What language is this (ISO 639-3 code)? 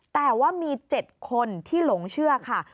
tha